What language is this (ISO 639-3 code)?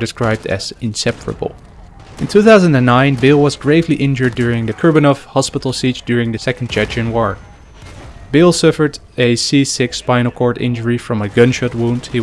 eng